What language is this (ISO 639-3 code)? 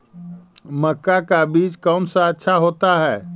mag